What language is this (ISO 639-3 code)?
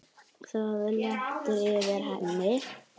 isl